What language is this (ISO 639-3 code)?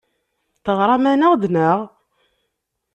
kab